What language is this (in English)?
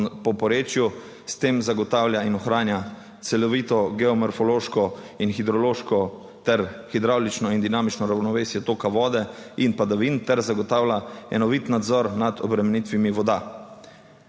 Slovenian